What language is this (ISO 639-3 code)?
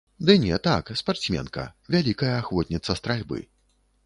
bel